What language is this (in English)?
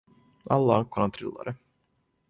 Swedish